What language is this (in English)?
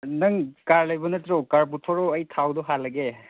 Manipuri